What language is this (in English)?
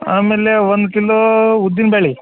Kannada